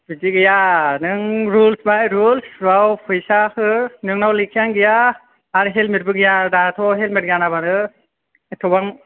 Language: Bodo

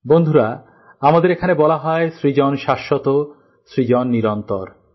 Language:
Bangla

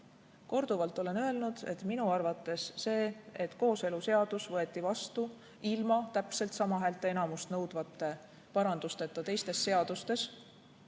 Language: Estonian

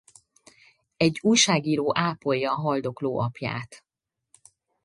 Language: Hungarian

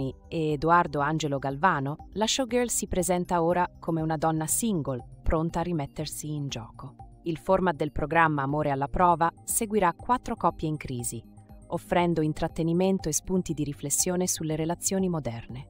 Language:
Italian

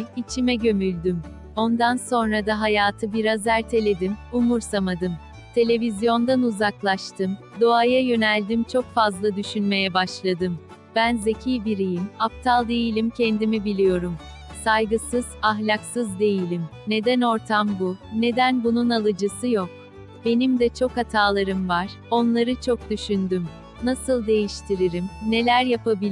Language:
Turkish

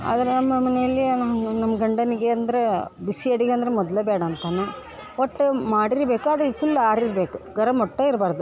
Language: Kannada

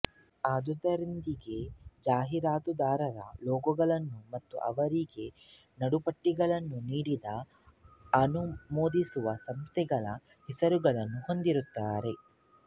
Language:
Kannada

